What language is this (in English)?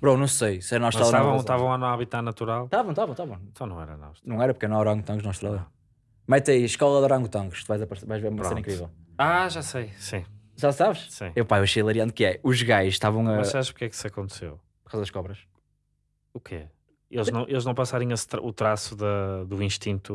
Portuguese